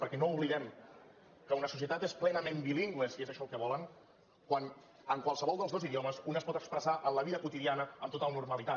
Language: Catalan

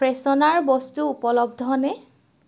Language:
Assamese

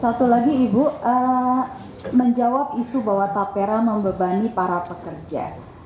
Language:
Indonesian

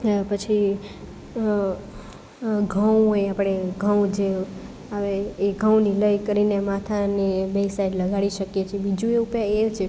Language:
Gujarati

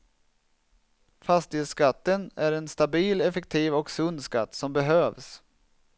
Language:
Swedish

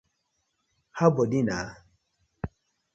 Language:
Nigerian Pidgin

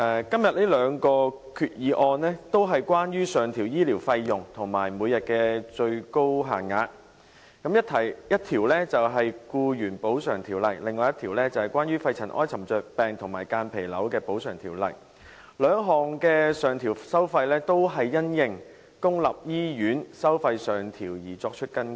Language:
Cantonese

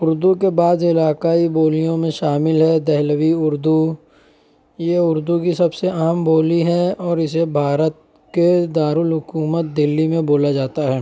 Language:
Urdu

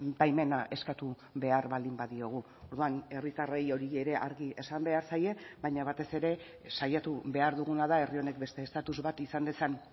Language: Basque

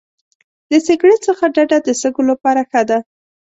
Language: Pashto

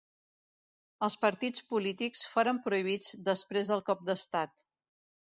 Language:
Catalan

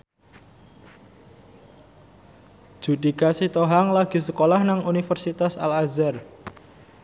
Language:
Javanese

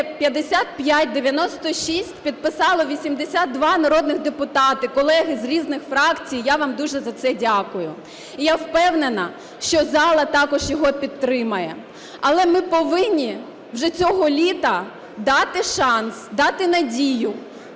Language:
Ukrainian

